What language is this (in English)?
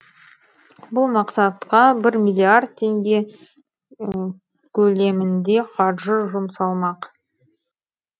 Kazakh